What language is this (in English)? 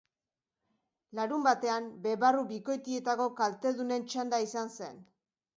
Basque